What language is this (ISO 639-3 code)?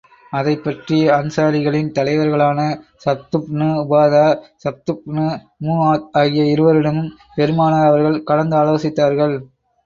tam